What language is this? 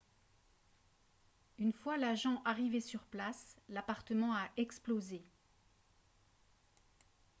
French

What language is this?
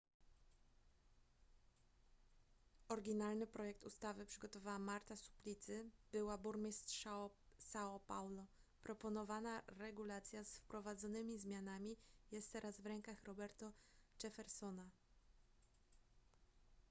Polish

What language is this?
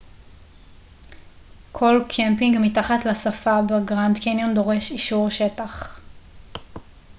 Hebrew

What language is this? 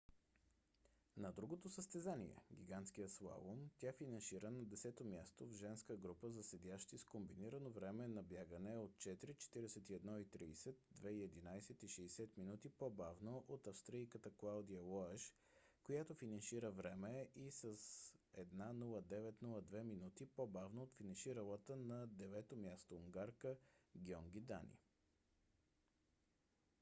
Bulgarian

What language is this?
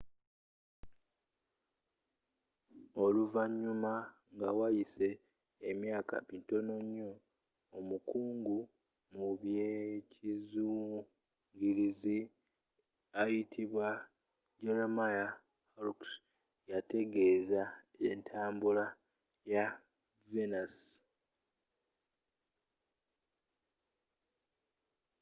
Ganda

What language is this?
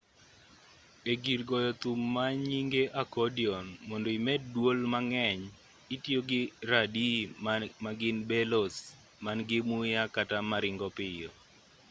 Luo (Kenya and Tanzania)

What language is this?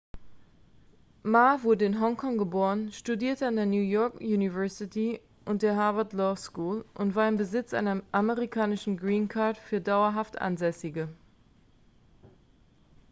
German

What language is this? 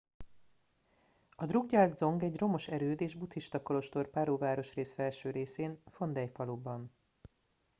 Hungarian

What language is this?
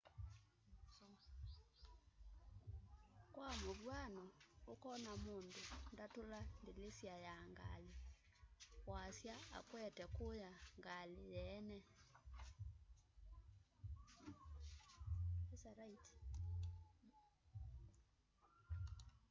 Kamba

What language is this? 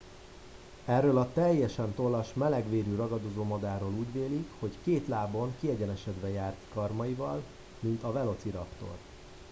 Hungarian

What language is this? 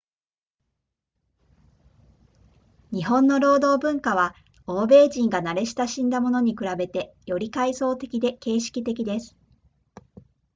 Japanese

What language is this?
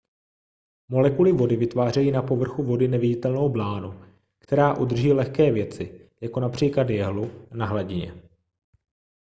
Czech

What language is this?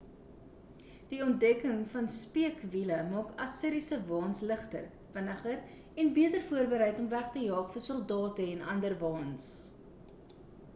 Afrikaans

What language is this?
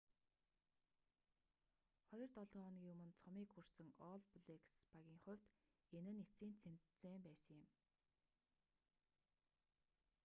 Mongolian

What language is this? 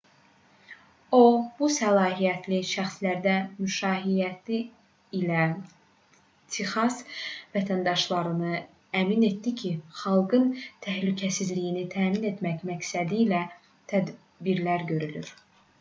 Azerbaijani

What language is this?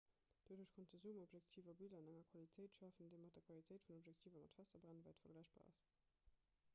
Luxembourgish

